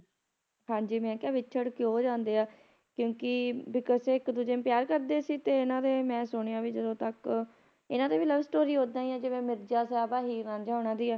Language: Punjabi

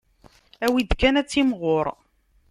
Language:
Kabyle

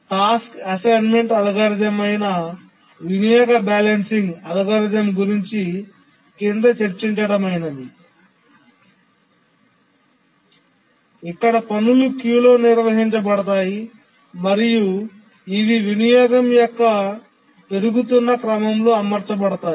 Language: Telugu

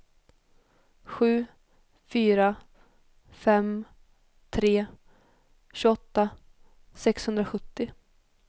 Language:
Swedish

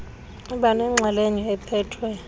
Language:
Xhosa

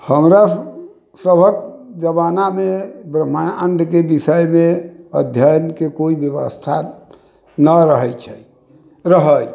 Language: Maithili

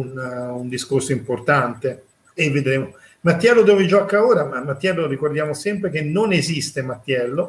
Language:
Italian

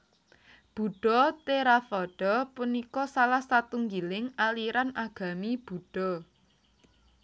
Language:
Javanese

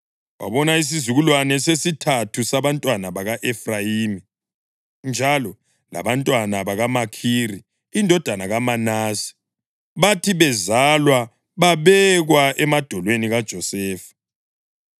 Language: North Ndebele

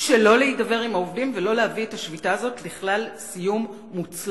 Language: Hebrew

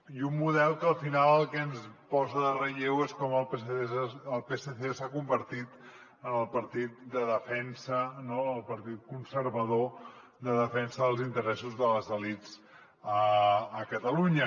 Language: Catalan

